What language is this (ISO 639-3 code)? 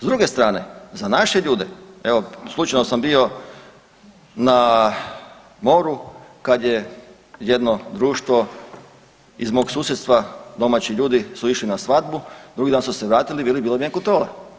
hrv